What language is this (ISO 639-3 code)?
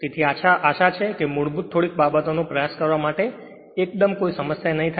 guj